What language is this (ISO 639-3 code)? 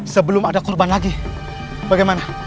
ind